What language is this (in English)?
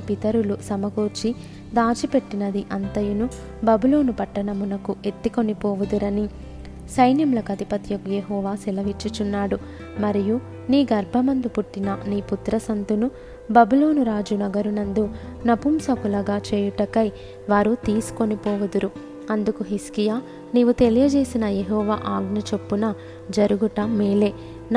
Telugu